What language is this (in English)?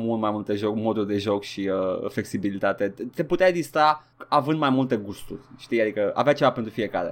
Romanian